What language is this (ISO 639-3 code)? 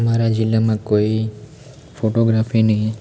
guj